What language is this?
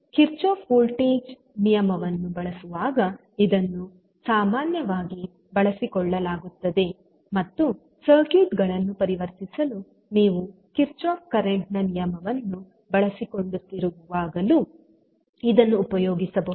Kannada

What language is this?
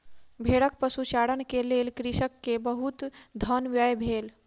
Maithili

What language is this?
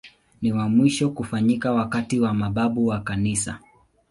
Swahili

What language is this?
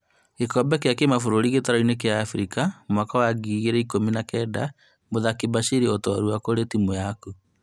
Kikuyu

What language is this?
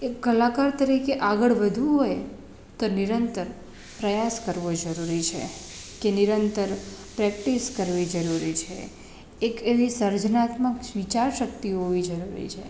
Gujarati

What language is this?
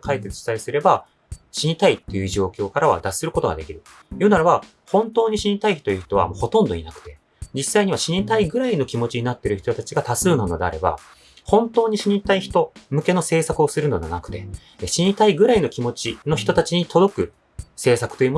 Japanese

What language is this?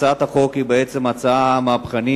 Hebrew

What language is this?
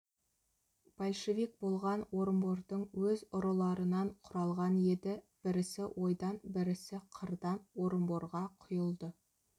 Kazakh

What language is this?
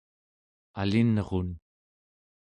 Central Yupik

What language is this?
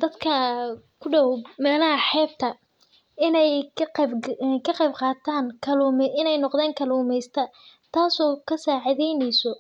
Somali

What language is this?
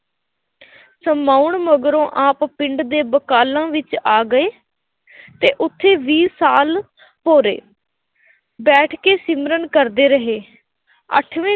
Punjabi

